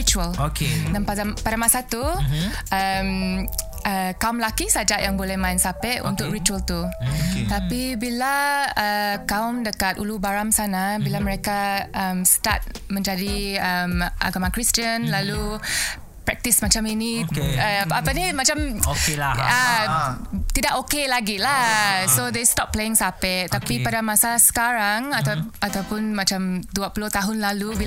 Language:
Malay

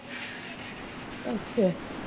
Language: Punjabi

